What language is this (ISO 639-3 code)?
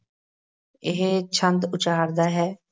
pan